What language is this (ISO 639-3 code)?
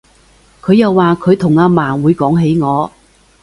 yue